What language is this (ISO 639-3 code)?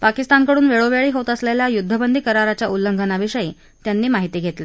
mar